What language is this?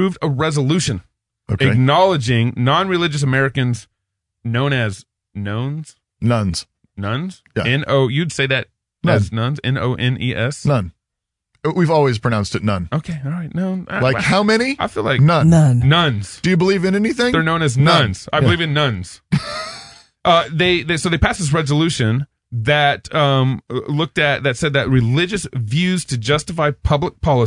English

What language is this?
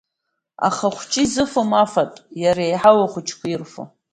Abkhazian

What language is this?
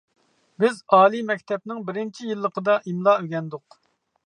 Uyghur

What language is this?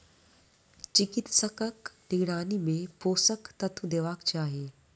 Maithili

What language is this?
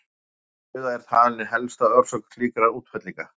Icelandic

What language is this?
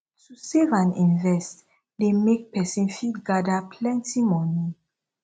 Nigerian Pidgin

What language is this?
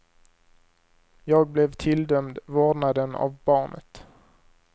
Swedish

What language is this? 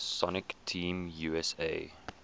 English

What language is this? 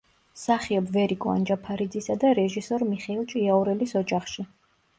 Georgian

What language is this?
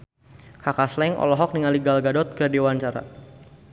Sundanese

